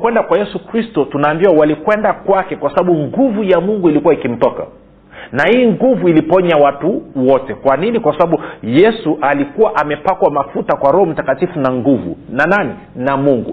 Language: Swahili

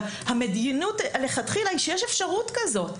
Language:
Hebrew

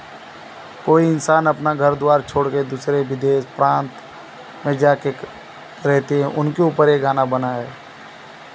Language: Hindi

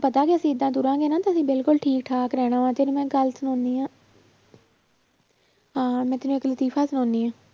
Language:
Punjabi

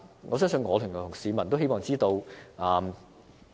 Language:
Cantonese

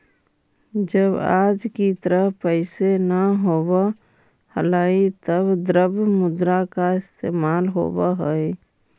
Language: Magahi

